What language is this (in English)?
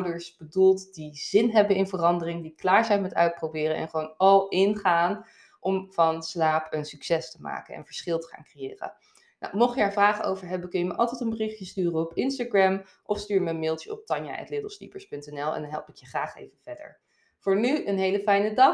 Dutch